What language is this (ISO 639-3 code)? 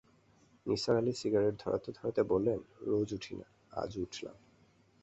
ben